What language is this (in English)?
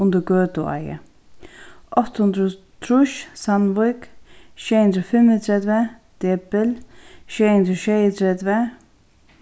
Faroese